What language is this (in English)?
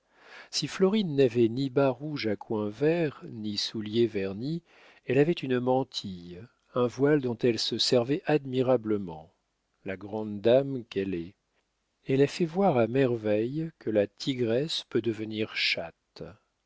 French